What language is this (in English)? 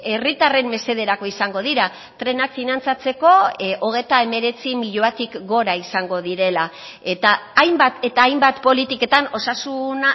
Basque